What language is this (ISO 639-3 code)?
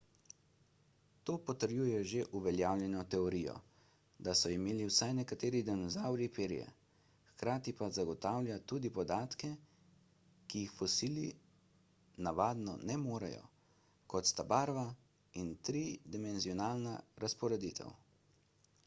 slv